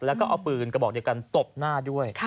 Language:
Thai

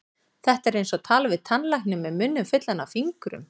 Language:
Icelandic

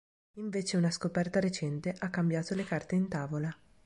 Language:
Italian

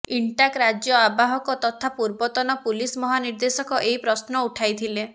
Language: Odia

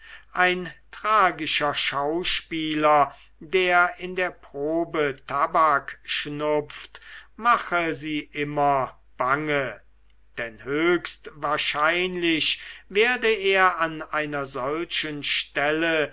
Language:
German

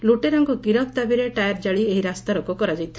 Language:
Odia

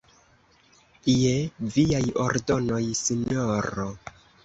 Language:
Esperanto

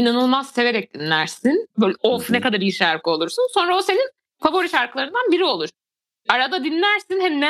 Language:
Turkish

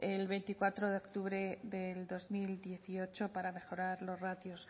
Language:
Spanish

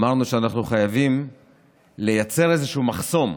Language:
Hebrew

